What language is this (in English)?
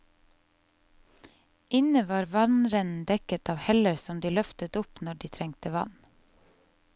Norwegian